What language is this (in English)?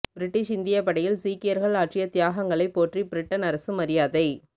Tamil